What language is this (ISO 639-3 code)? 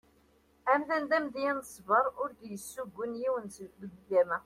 kab